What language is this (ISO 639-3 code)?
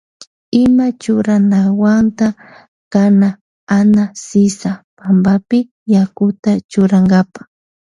qvj